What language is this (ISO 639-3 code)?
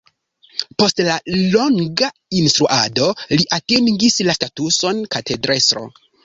epo